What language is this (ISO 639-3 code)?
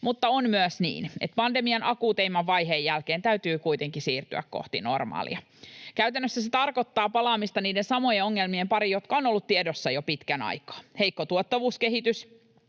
fin